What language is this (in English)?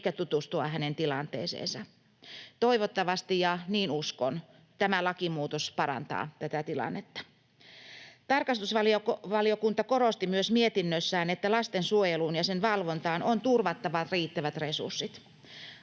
Finnish